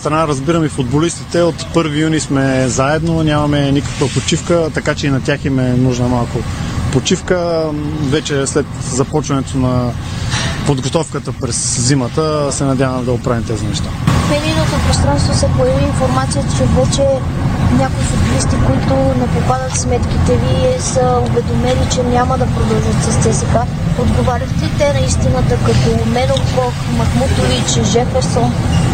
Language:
Bulgarian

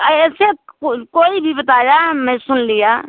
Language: Hindi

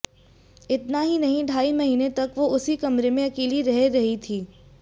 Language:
Hindi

